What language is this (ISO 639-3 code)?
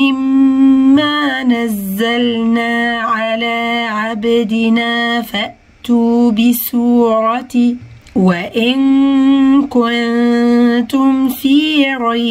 ara